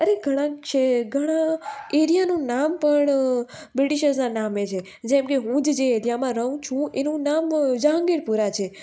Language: Gujarati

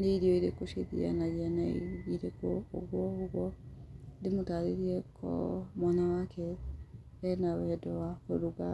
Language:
Kikuyu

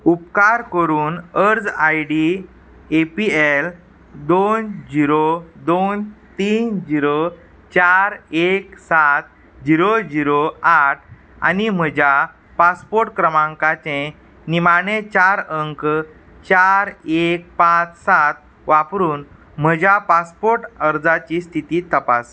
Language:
Konkani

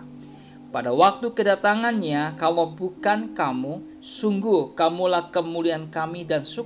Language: Indonesian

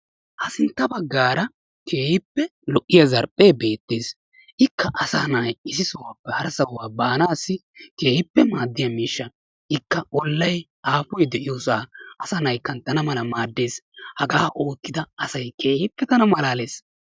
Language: Wolaytta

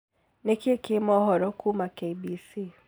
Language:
Kikuyu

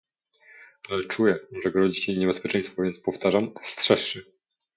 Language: Polish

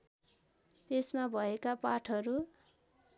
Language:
Nepali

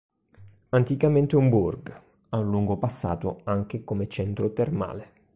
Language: Italian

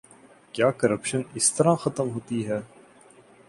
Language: Urdu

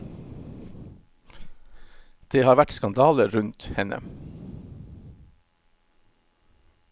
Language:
Norwegian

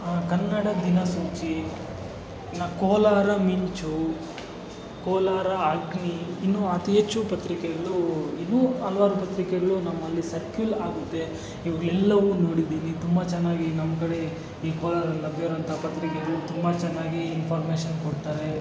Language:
Kannada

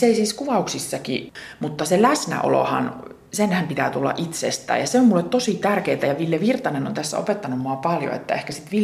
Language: Finnish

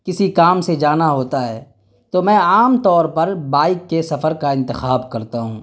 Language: Urdu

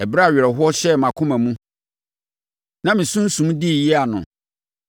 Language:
Akan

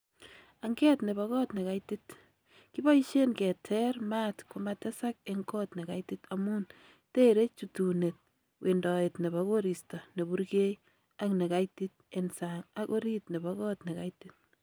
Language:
Kalenjin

